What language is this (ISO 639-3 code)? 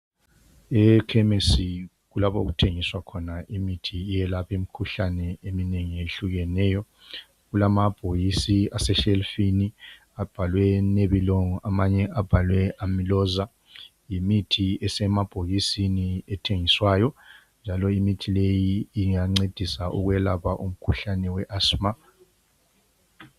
nde